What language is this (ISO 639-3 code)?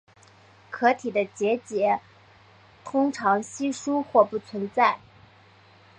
zho